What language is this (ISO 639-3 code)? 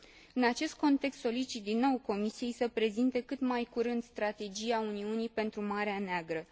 ron